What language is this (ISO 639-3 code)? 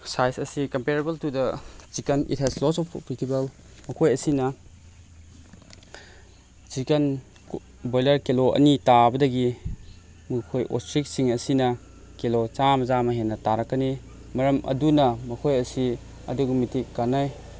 mni